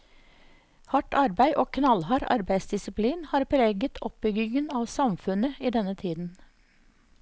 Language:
Norwegian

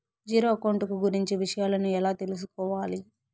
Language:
Telugu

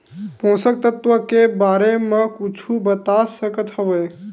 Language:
Chhattisgarhi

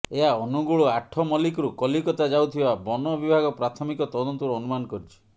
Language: Odia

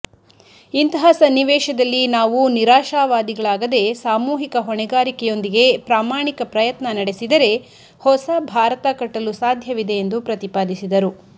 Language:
Kannada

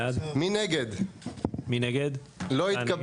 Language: Hebrew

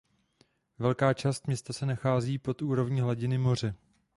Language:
Czech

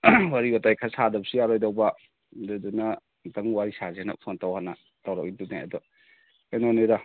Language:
Manipuri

